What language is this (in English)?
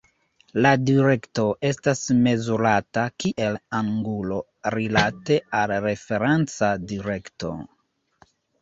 Esperanto